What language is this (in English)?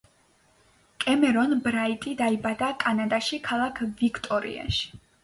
Georgian